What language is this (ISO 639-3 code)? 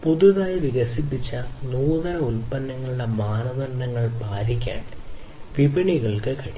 mal